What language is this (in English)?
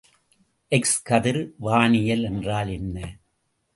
Tamil